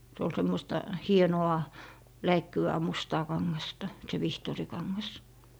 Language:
Finnish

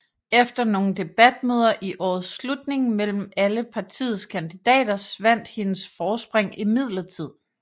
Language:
Danish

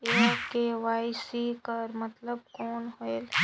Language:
Chhattisgarhi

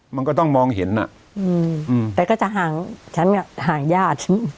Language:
Thai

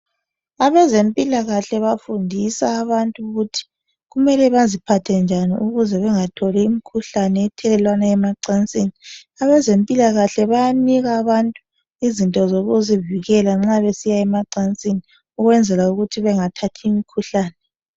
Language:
North Ndebele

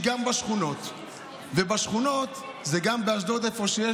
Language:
Hebrew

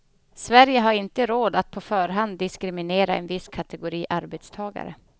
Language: Swedish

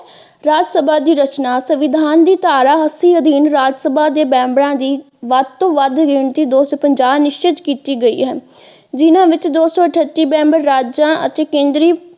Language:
Punjabi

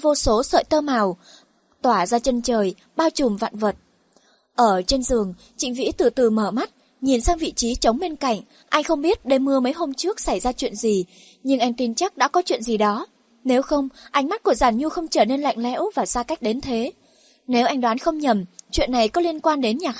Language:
Vietnamese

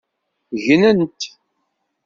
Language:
Kabyle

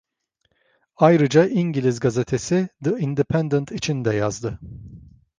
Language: Turkish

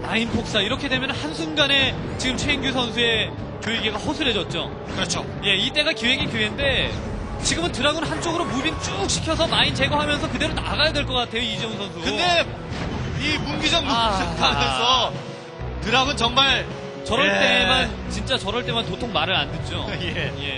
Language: Korean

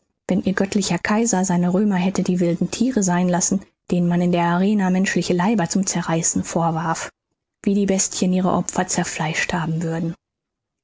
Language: German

